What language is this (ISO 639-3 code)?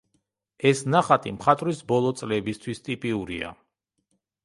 kat